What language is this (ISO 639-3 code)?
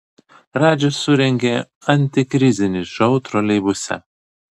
lit